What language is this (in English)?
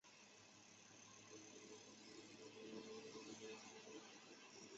Chinese